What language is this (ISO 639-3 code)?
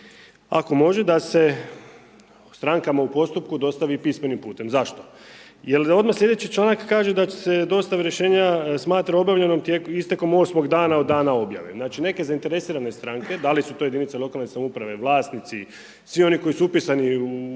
hrv